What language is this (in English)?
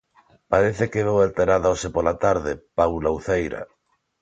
Galician